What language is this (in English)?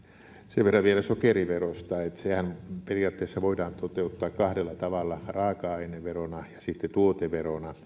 Finnish